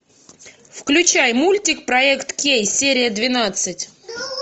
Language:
Russian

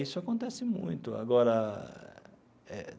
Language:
Portuguese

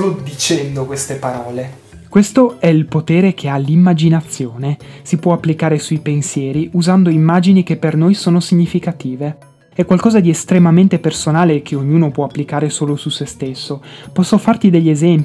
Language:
Italian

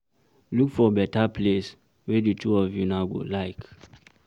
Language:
Nigerian Pidgin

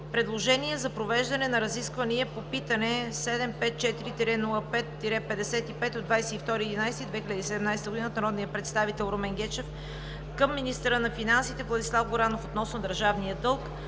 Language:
Bulgarian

